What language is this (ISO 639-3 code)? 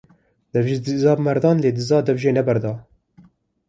kur